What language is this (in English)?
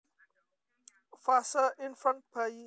Javanese